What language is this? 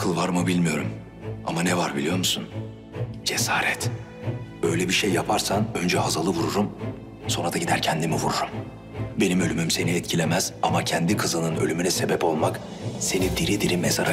Turkish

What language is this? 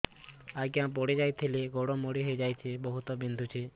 Odia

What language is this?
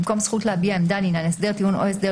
Hebrew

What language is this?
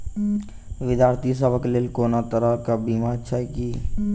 Maithili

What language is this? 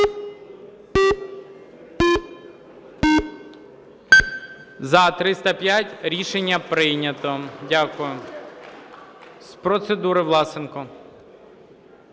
Ukrainian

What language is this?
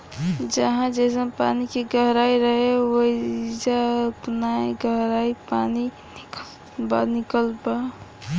Bhojpuri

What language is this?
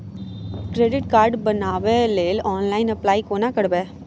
Maithili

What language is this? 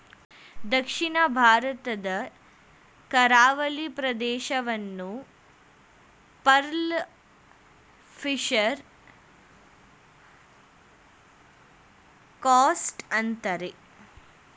Kannada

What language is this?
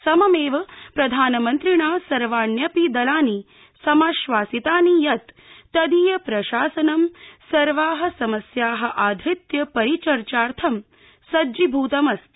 Sanskrit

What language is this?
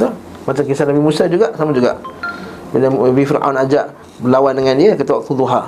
Malay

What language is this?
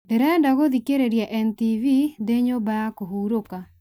Kikuyu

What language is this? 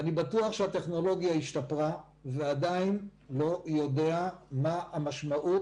Hebrew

